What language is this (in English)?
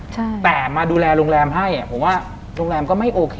Thai